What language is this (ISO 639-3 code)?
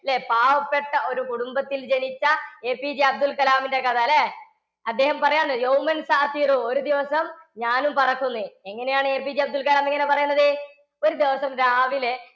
mal